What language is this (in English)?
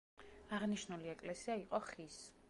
Georgian